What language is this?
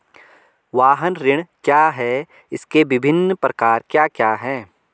Hindi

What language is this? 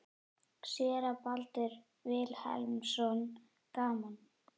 Icelandic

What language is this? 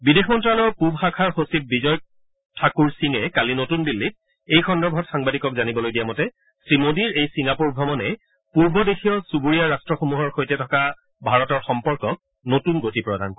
Assamese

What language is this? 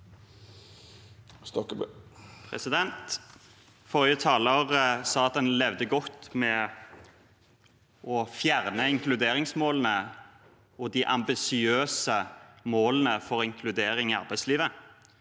Norwegian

